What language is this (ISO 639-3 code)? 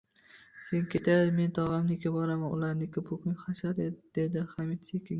uzb